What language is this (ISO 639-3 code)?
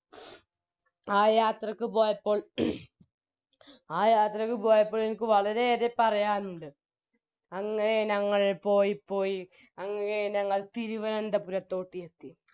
mal